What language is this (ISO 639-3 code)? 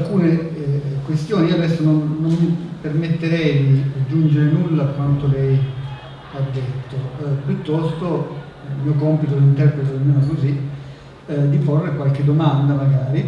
ita